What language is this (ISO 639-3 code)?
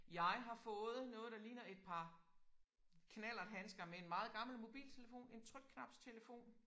dan